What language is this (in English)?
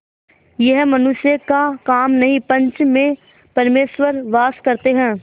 Hindi